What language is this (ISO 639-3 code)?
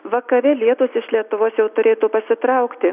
lit